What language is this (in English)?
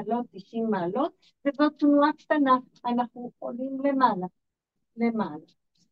Hebrew